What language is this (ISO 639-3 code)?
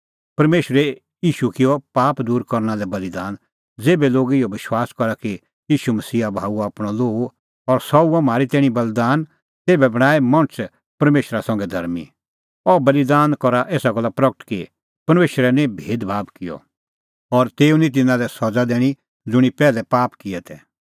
kfx